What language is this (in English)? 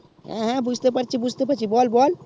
Bangla